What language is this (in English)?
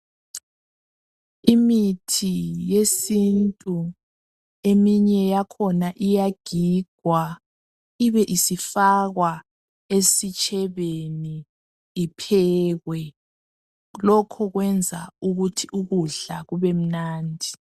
North Ndebele